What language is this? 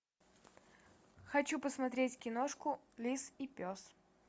Russian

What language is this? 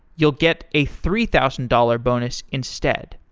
English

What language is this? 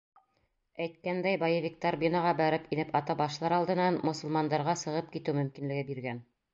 Bashkir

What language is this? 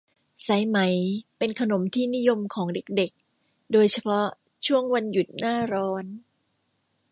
Thai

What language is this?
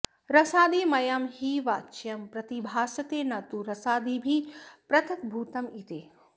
Sanskrit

